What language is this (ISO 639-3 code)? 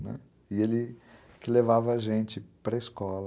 por